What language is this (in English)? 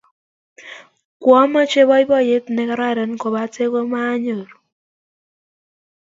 Kalenjin